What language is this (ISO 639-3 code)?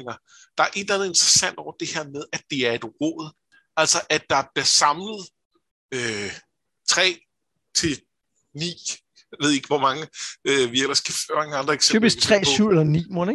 dan